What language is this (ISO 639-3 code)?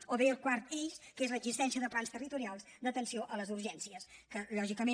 cat